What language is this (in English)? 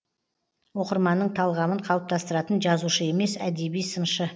Kazakh